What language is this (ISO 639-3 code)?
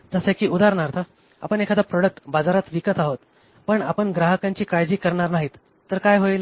mar